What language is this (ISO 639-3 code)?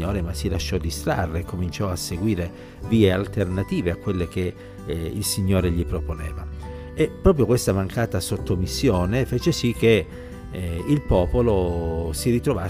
ita